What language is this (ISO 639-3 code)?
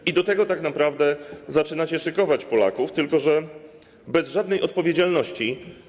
pol